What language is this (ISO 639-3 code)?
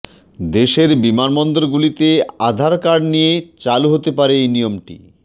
ben